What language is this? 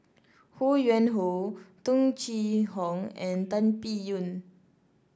English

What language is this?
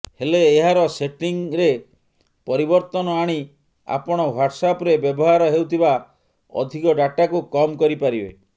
Odia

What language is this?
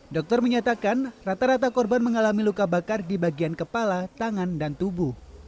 Indonesian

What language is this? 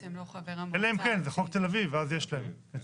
Hebrew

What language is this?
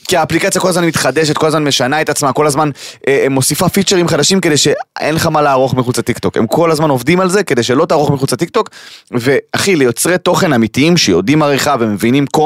Hebrew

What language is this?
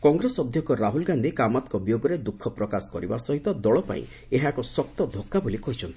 Odia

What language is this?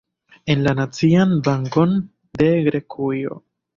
Esperanto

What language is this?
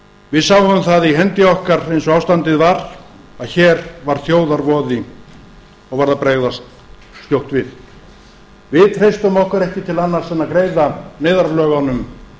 Icelandic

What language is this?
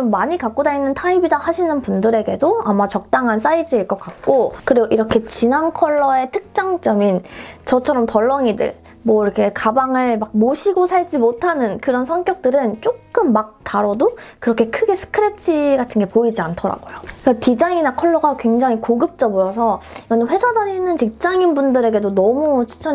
Korean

